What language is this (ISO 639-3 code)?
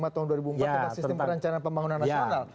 ind